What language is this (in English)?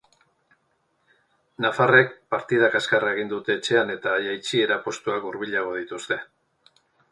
Basque